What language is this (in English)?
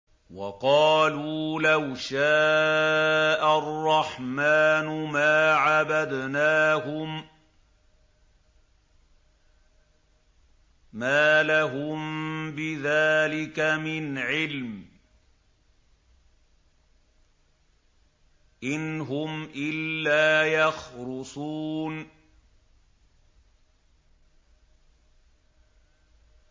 Arabic